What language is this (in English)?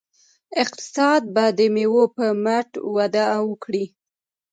Pashto